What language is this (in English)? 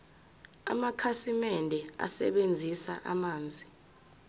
Zulu